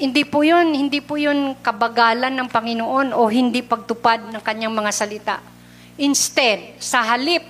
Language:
Filipino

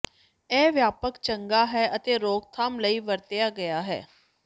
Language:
Punjabi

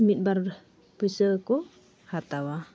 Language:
Santali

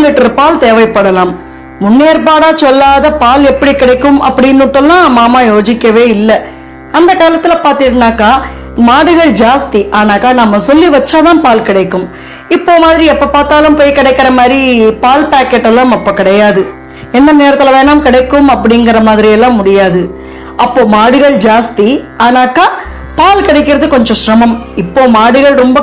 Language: Tamil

